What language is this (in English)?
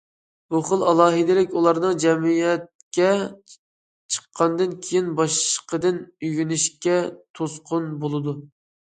Uyghur